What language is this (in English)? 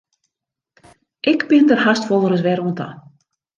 Western Frisian